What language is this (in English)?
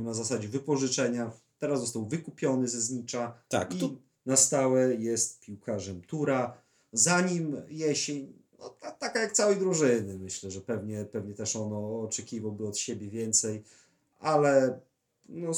Polish